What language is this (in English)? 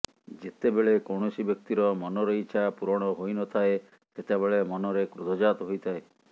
Odia